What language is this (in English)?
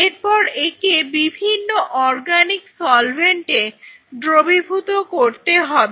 Bangla